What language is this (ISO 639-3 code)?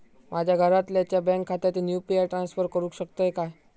mar